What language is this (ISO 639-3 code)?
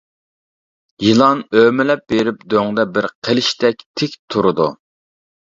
uig